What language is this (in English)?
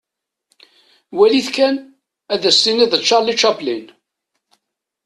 Kabyle